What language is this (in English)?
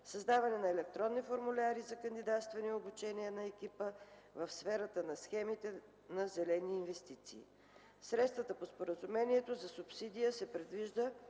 Bulgarian